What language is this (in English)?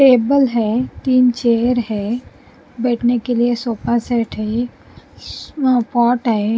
Hindi